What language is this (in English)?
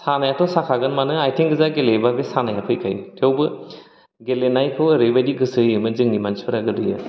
Bodo